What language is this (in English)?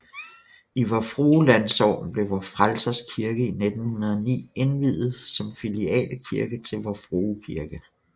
Danish